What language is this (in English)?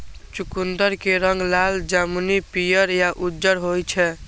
Maithili